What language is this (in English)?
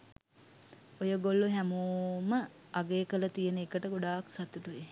Sinhala